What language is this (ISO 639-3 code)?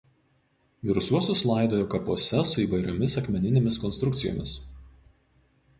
lit